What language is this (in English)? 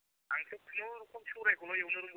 Bodo